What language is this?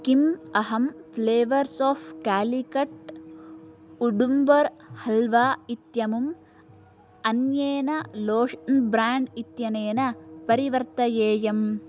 Sanskrit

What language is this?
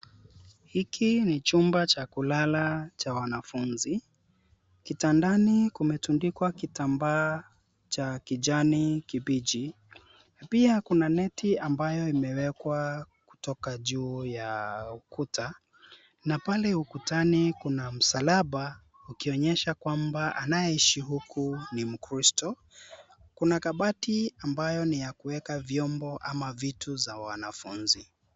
Swahili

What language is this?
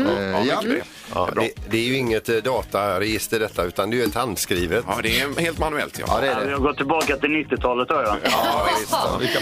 Swedish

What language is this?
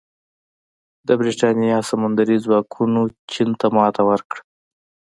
Pashto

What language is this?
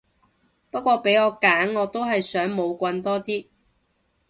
Cantonese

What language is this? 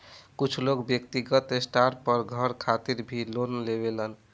Bhojpuri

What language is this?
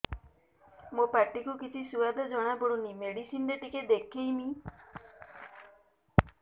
Odia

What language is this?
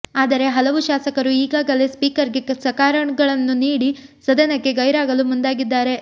Kannada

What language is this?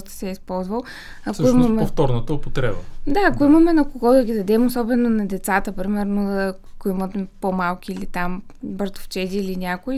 Bulgarian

